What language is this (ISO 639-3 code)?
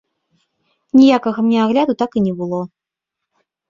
bel